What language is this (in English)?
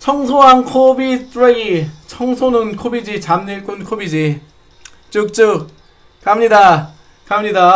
Korean